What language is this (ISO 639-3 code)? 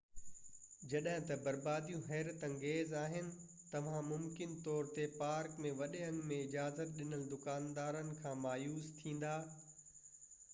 snd